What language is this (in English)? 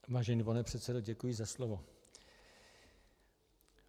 Czech